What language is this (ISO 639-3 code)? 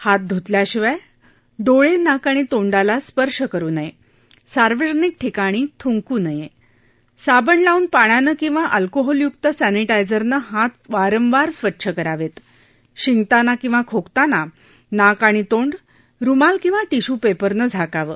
mar